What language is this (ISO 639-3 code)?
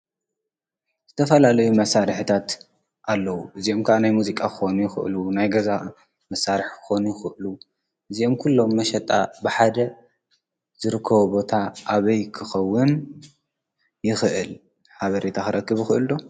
tir